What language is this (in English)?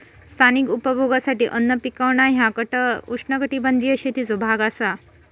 Marathi